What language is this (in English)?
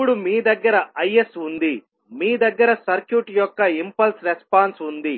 Telugu